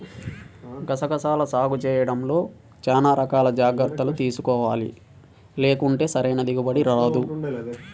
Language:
Telugu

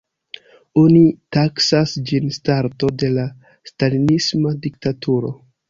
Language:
Esperanto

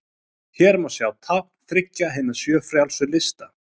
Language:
Icelandic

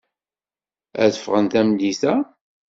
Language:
Kabyle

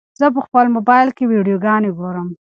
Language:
Pashto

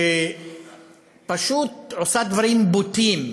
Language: Hebrew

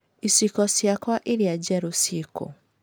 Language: Kikuyu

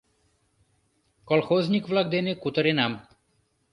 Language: Mari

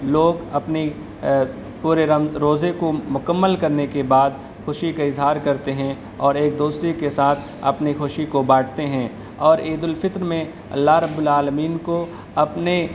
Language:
Urdu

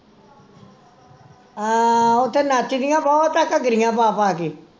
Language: Punjabi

